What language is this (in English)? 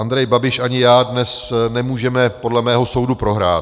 Czech